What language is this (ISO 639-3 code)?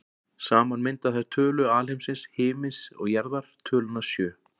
isl